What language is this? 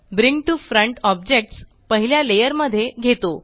Marathi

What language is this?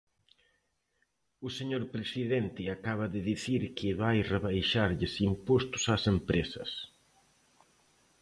Galician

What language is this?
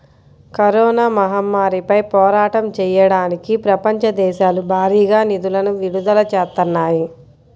Telugu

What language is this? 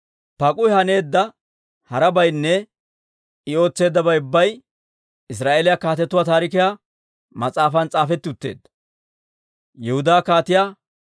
Dawro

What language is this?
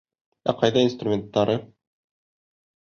Bashkir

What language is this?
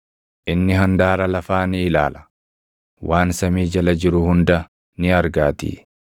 Oromo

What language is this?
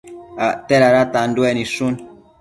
Matsés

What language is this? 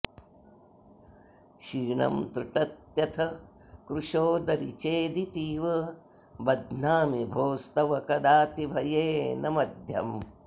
Sanskrit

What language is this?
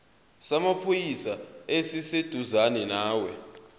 Zulu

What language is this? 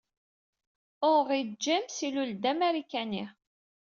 Kabyle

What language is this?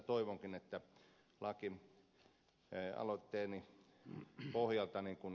Finnish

